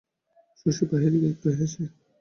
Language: Bangla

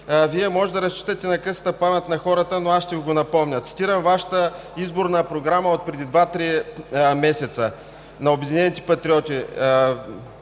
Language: Bulgarian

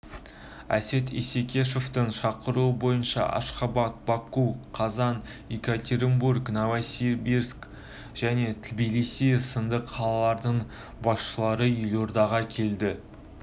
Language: Kazakh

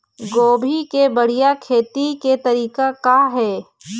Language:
Chhattisgarhi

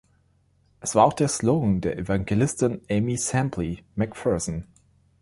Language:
German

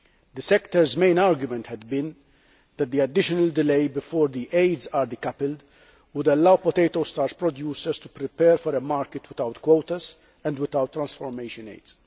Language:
English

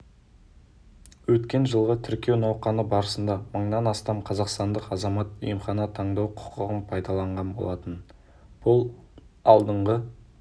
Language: Kazakh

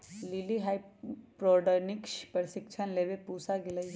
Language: Magahi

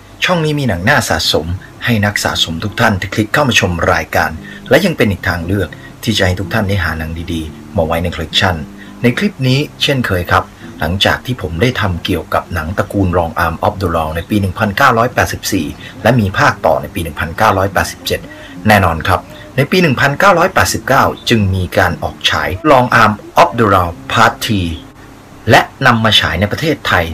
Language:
Thai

